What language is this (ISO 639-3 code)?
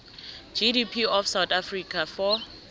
nbl